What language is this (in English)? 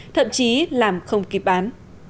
Vietnamese